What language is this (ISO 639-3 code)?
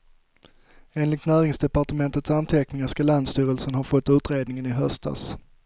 swe